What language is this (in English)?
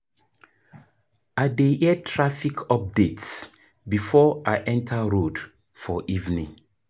Nigerian Pidgin